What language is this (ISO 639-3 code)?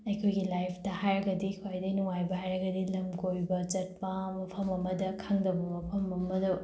mni